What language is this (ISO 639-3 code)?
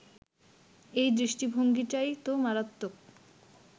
ben